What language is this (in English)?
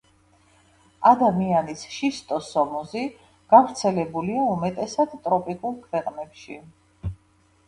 Georgian